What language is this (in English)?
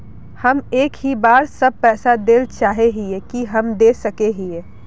Magahi